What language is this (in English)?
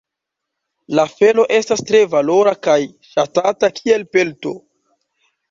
Esperanto